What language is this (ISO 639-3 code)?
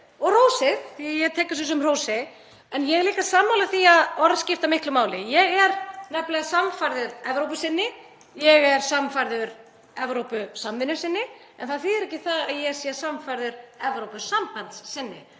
isl